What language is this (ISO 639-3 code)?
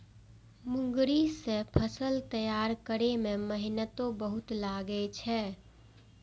mai